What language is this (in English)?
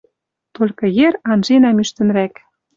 Western Mari